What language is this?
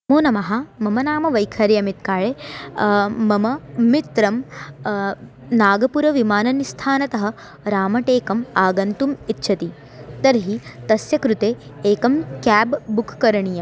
Sanskrit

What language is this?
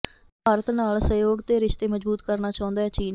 Punjabi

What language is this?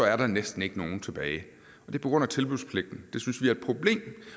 Danish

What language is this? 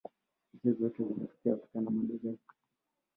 Swahili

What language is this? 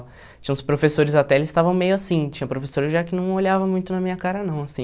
Portuguese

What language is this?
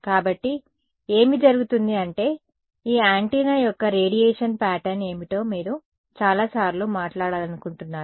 Telugu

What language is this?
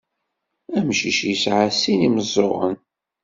Kabyle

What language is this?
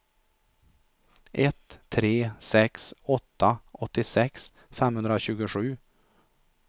Swedish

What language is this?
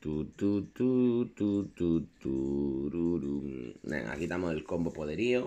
Spanish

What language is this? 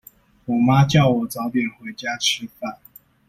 Chinese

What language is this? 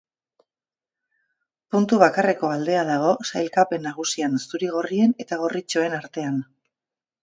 Basque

